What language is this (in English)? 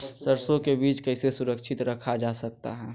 Magahi